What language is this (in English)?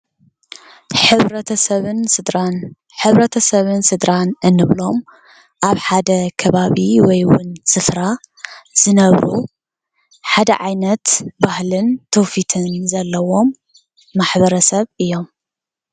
Tigrinya